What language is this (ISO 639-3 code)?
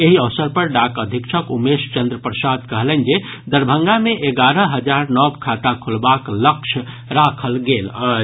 mai